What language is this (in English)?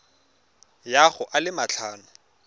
Tswana